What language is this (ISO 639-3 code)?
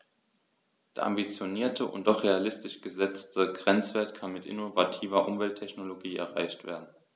deu